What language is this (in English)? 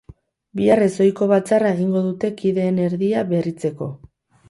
Basque